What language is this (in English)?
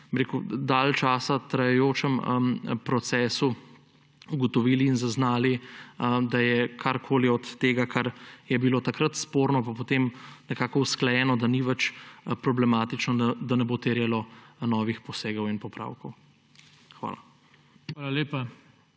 Slovenian